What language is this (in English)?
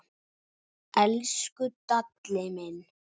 Icelandic